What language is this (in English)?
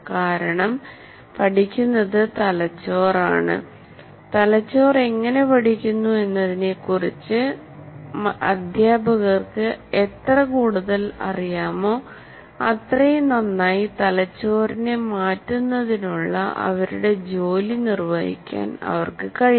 Malayalam